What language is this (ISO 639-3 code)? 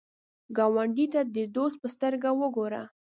pus